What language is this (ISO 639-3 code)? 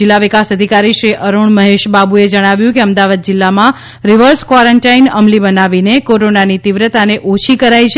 guj